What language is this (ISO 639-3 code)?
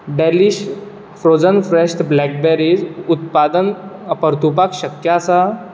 kok